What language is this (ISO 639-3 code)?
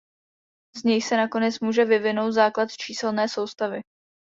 ces